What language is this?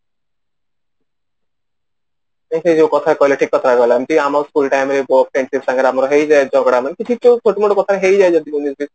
Odia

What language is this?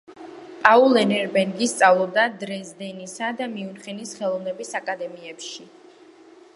Georgian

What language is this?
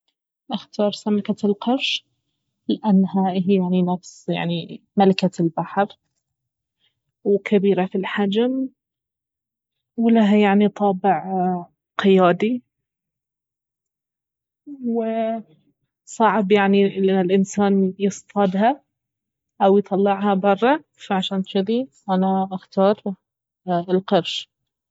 Baharna Arabic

